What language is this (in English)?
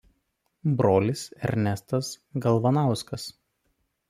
Lithuanian